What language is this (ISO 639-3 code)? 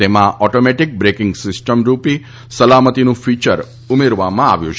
guj